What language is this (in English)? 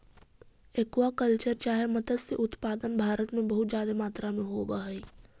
Magahi